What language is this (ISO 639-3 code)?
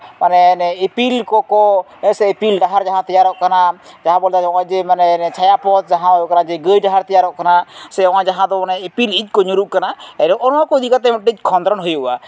sat